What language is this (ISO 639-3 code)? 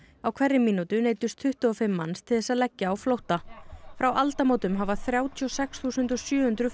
isl